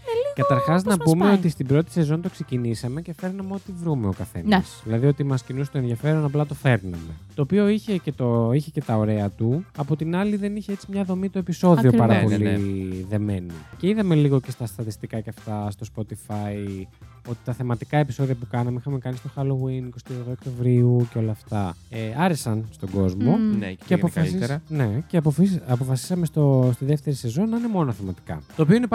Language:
Greek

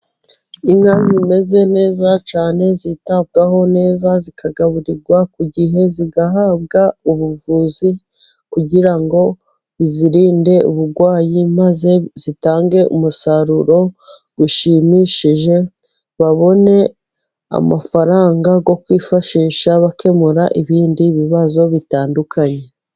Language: Kinyarwanda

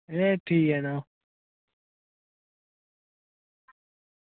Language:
Dogri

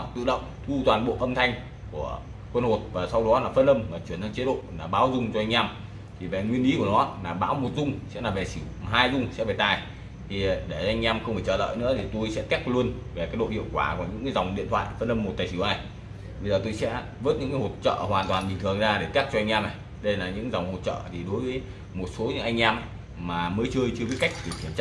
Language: Vietnamese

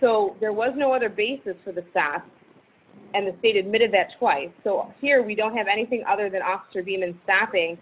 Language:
English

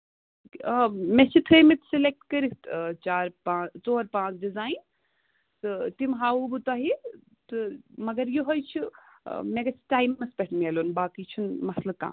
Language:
Kashmiri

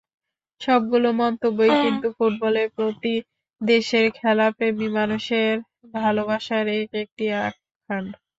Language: Bangla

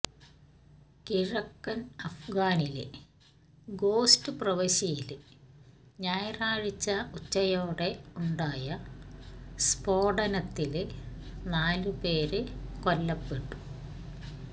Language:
Malayalam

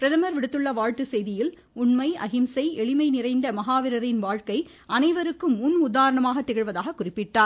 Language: Tamil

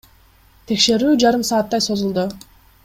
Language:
Kyrgyz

